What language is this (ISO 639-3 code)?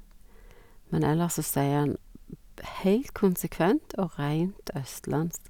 nor